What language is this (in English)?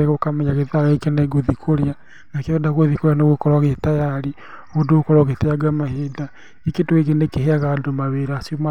Kikuyu